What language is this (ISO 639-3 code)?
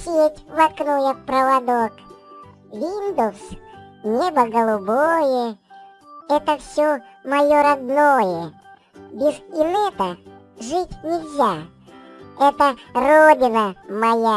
rus